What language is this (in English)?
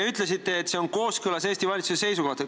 Estonian